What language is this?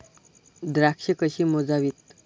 Marathi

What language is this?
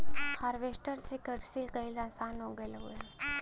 Bhojpuri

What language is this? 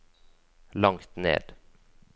Norwegian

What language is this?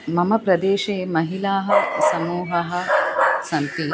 Sanskrit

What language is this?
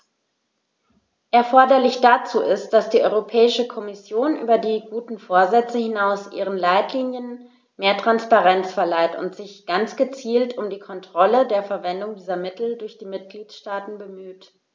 German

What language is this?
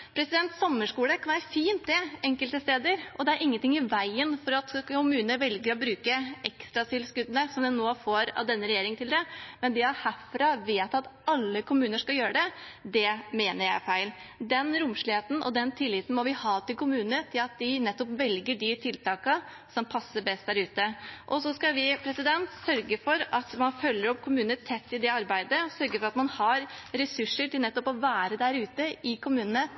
Norwegian Bokmål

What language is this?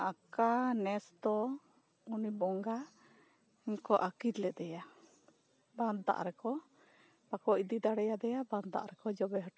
Santali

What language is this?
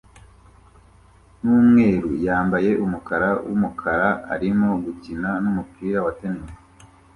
Kinyarwanda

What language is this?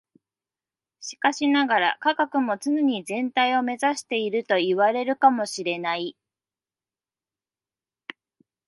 Japanese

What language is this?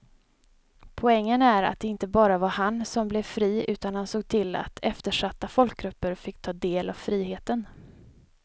Swedish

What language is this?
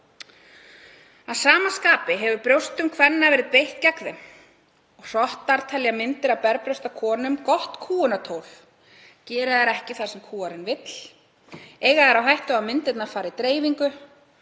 Icelandic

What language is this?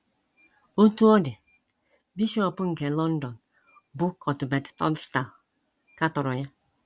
Igbo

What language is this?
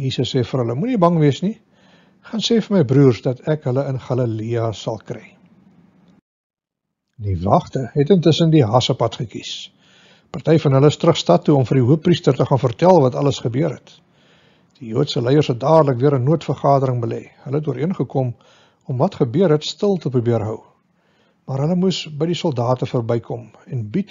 Dutch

